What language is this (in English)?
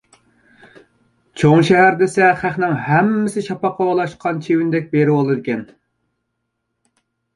Uyghur